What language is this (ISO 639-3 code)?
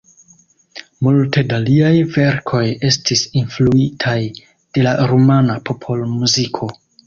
epo